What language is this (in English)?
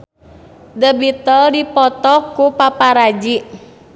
Sundanese